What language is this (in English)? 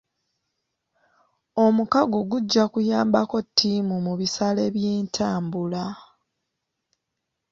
Ganda